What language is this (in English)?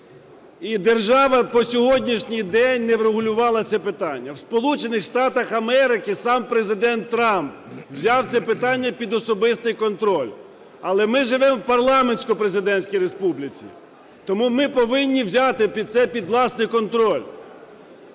Ukrainian